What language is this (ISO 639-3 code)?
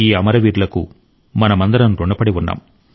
tel